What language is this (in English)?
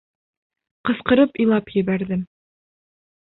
Bashkir